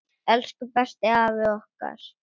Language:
Icelandic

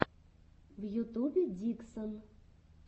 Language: Russian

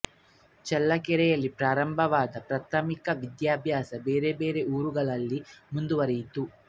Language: Kannada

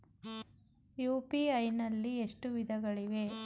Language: Kannada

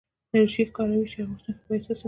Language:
Pashto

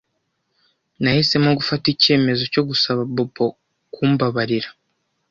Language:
Kinyarwanda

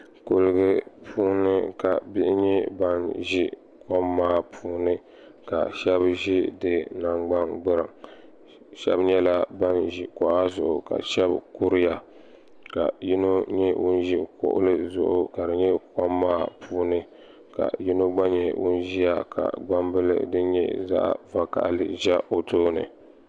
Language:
Dagbani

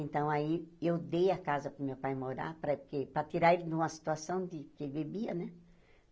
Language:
Portuguese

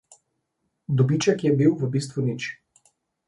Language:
Slovenian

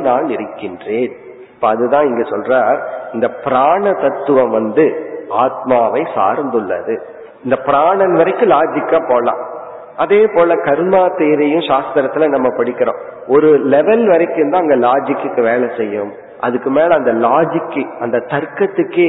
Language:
Tamil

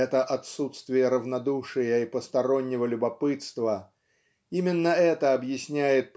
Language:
Russian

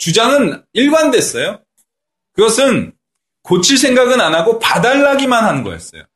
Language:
Korean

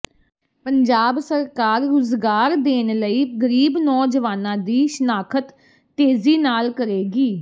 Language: Punjabi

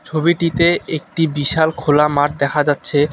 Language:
Bangla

